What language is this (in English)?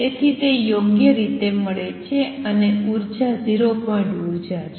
Gujarati